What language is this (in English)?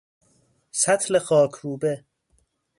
Persian